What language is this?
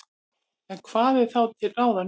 Icelandic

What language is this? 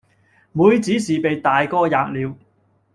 Cantonese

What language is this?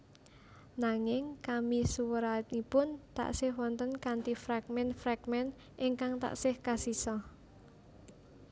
Javanese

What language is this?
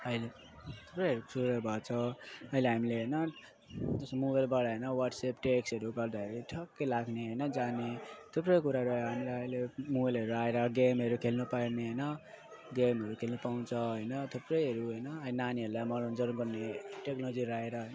Nepali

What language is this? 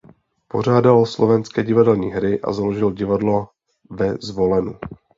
Czech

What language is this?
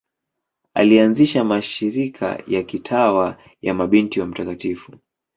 Swahili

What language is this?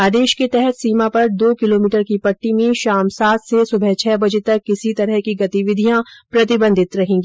Hindi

